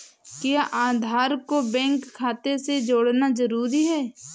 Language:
Hindi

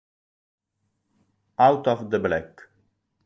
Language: Italian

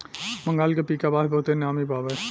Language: Bhojpuri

